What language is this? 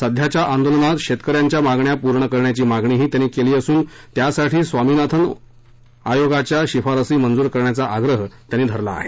Marathi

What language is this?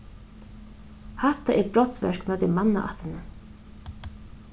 Faroese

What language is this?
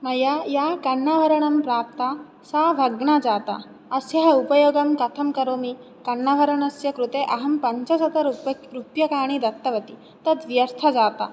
Sanskrit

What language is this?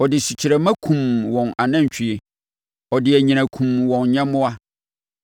Akan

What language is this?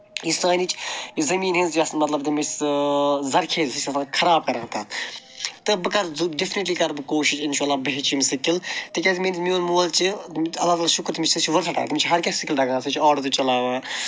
Kashmiri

